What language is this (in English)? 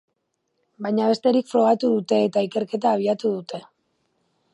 Basque